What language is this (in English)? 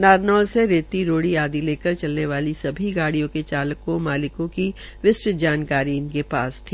Hindi